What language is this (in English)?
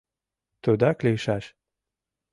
Mari